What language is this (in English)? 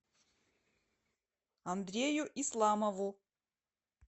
Russian